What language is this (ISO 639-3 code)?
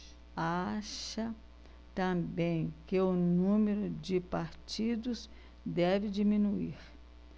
por